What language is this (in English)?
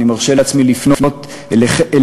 Hebrew